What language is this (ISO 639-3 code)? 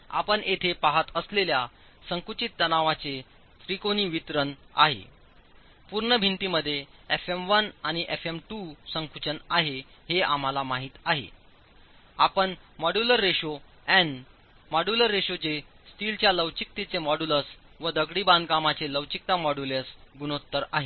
mar